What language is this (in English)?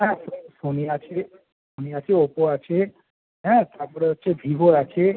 Bangla